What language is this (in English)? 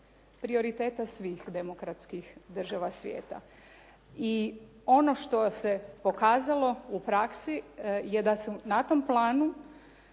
Croatian